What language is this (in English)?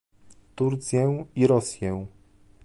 Polish